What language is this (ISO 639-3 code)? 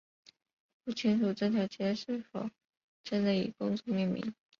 zho